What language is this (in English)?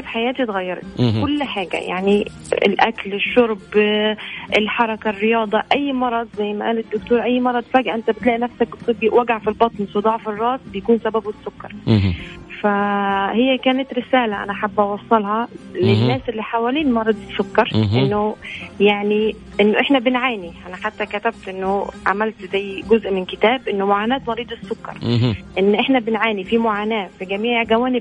Arabic